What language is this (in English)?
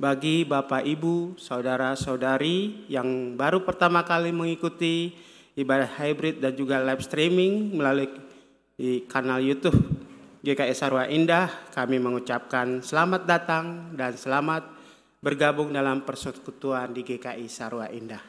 Indonesian